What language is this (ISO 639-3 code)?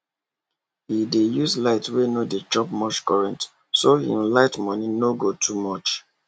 pcm